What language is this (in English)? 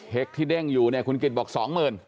Thai